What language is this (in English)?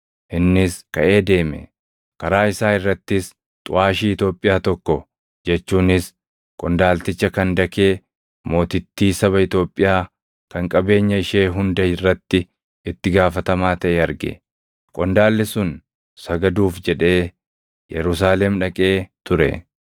Oromo